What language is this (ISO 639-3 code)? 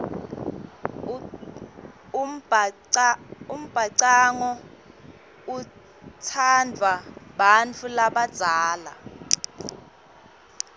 ssw